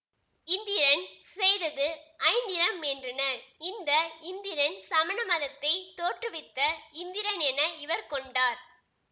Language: Tamil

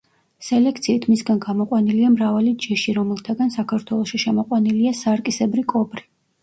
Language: Georgian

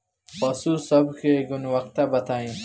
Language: Bhojpuri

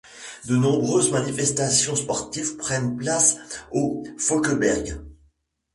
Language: French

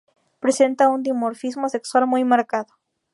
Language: Spanish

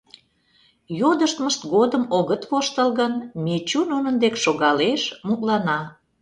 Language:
Mari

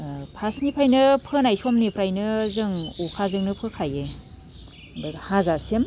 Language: Bodo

